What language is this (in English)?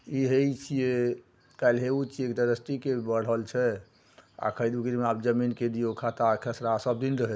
Maithili